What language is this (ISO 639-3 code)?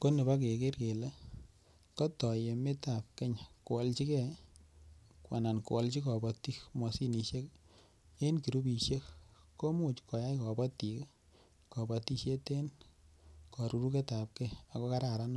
kln